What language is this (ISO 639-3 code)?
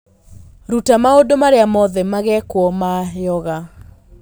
kik